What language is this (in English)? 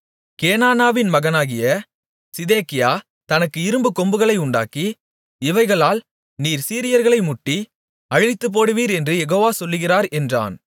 Tamil